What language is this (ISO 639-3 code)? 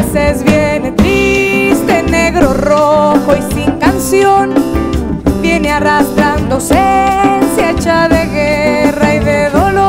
spa